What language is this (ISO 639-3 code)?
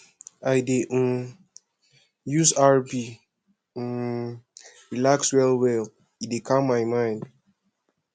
pcm